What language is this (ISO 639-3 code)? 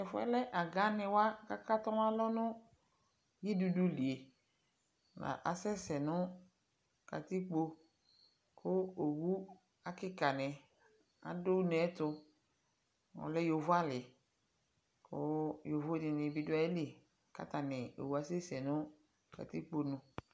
kpo